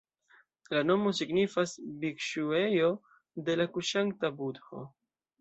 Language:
Esperanto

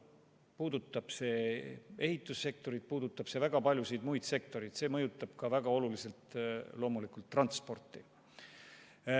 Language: Estonian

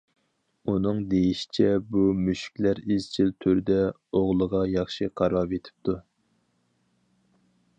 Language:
Uyghur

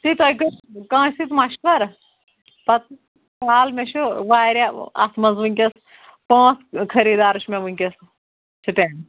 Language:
Kashmiri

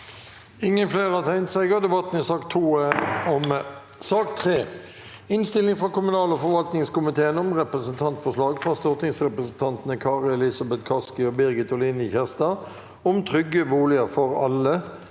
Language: Norwegian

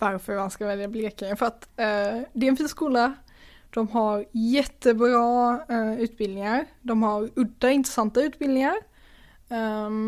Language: Swedish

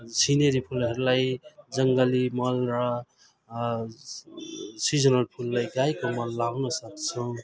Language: Nepali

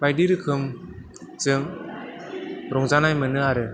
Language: Bodo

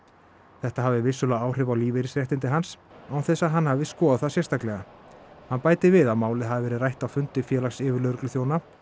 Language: Icelandic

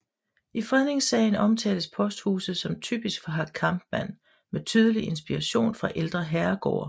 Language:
Danish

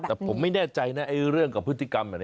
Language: Thai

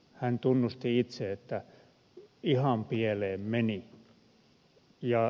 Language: Finnish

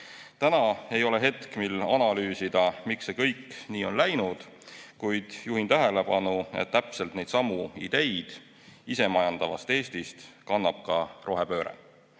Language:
Estonian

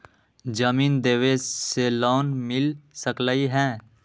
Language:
Magahi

